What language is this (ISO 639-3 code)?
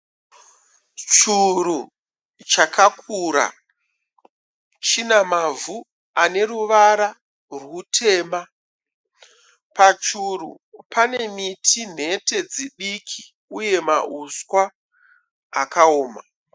sna